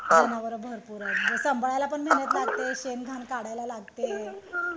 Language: Marathi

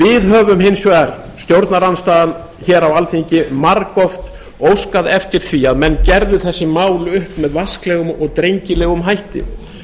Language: Icelandic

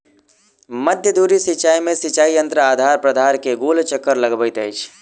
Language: Maithili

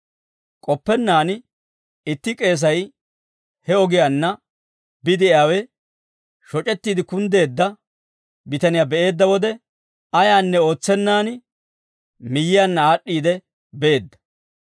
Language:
Dawro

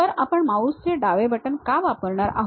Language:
Marathi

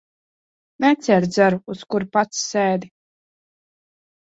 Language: Latvian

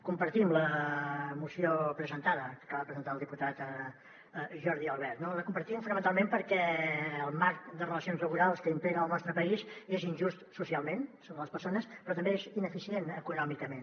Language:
Catalan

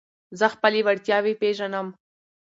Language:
Pashto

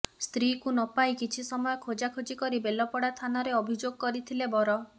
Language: Odia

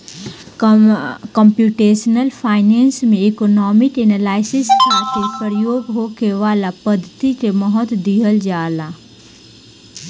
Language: Bhojpuri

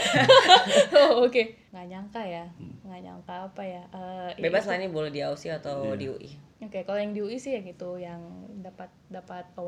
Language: Indonesian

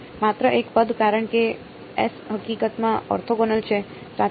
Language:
Gujarati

